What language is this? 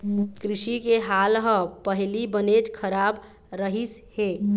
Chhattisgarhi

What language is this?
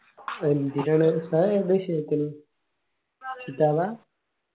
Malayalam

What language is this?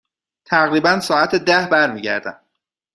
Persian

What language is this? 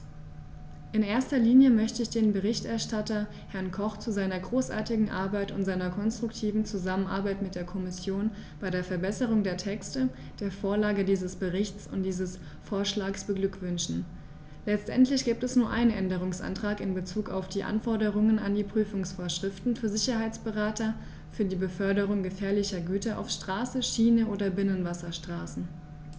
German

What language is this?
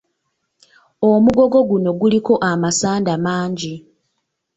Ganda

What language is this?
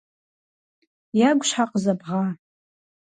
Kabardian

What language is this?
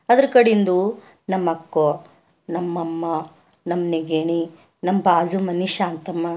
Kannada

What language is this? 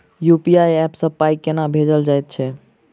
Maithili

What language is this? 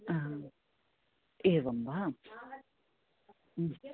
Sanskrit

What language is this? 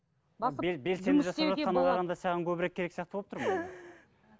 Kazakh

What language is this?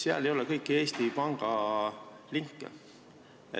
Estonian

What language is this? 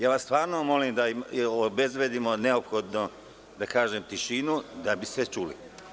Serbian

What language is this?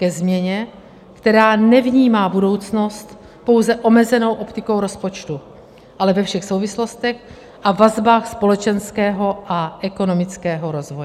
Czech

